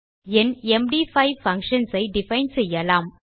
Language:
Tamil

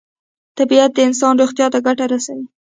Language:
Pashto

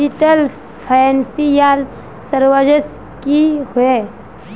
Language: Magahi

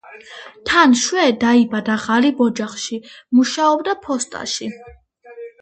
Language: Georgian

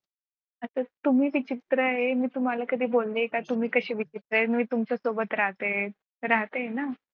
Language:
Marathi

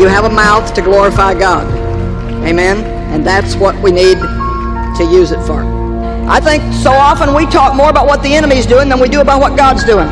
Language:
English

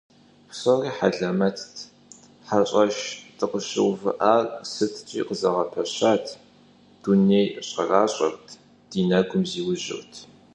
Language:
Kabardian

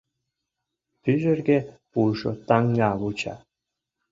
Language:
Mari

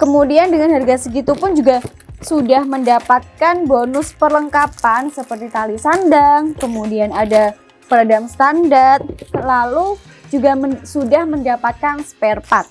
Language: Indonesian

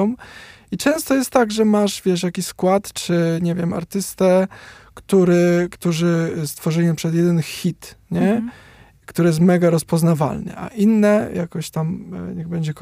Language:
Polish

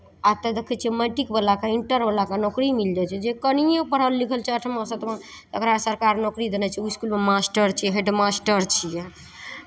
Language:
Maithili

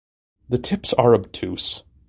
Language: English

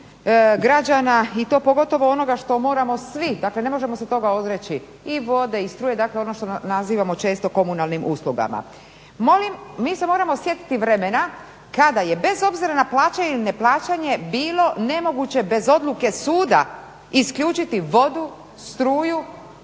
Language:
Croatian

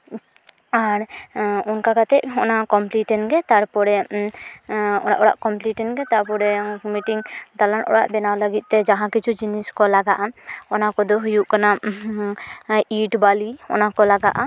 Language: Santali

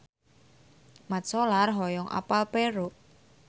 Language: Sundanese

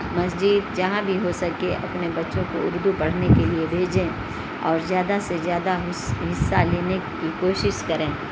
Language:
Urdu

